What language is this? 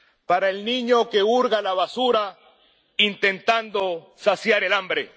Spanish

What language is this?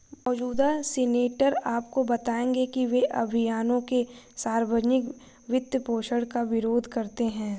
Hindi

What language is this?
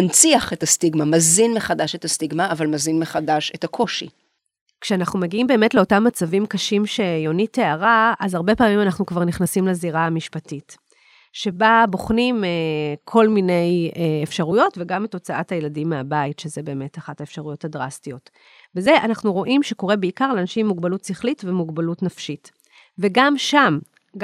Hebrew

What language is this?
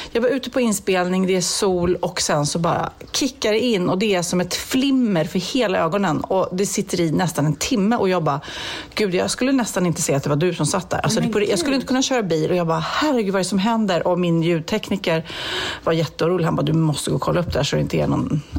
Swedish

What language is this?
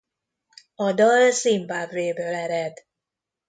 Hungarian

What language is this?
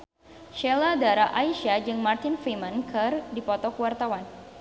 Sundanese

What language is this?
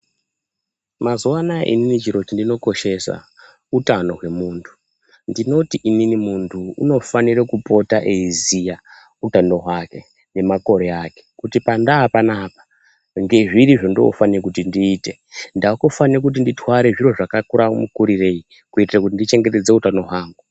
Ndau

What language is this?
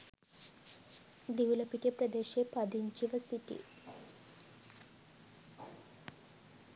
Sinhala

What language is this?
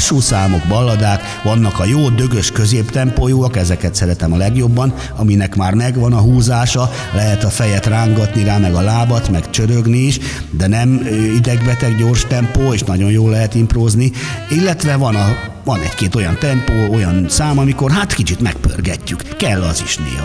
Hungarian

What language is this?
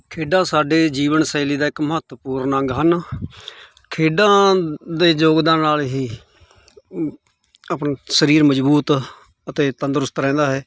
Punjabi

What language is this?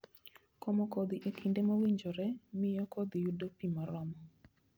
Luo (Kenya and Tanzania)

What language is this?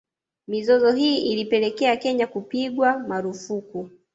Swahili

